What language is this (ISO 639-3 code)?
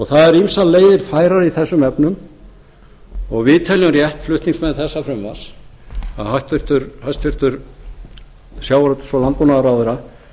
isl